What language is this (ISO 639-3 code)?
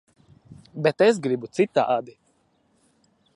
lav